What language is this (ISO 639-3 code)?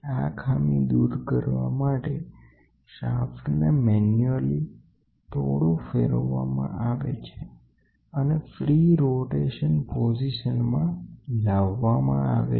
guj